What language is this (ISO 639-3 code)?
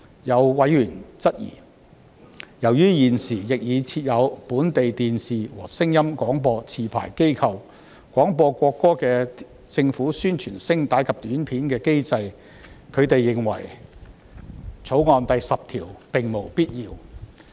yue